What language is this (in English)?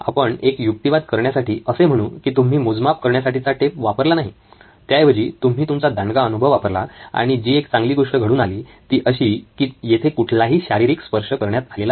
Marathi